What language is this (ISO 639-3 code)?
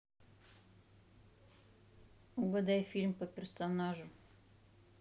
rus